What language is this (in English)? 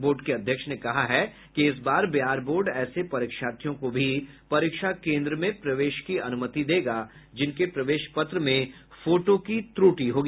Hindi